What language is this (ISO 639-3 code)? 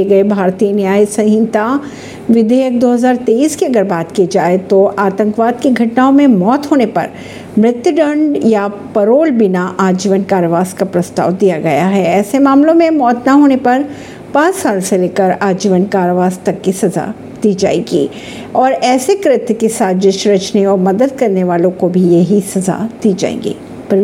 hin